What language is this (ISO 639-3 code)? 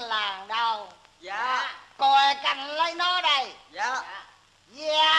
vie